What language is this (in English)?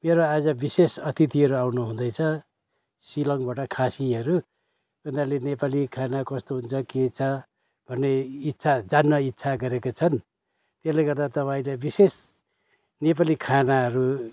Nepali